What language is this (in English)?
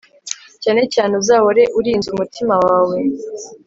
Kinyarwanda